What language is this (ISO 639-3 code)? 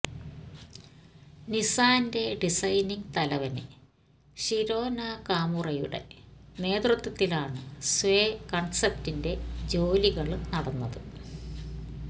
mal